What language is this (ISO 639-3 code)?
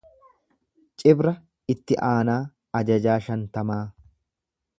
orm